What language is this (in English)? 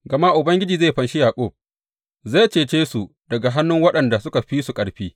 Hausa